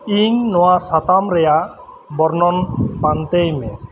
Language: Santali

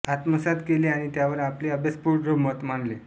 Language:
Marathi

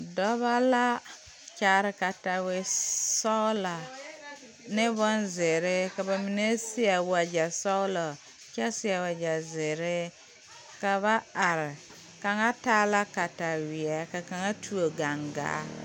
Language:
Southern Dagaare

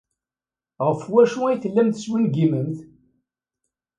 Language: Kabyle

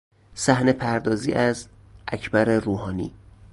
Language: Persian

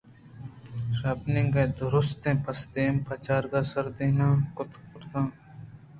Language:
Eastern Balochi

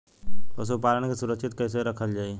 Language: Bhojpuri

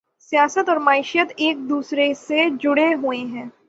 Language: Urdu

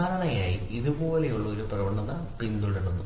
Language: Malayalam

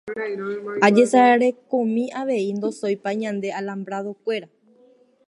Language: Guarani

